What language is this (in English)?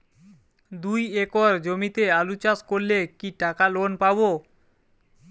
Bangla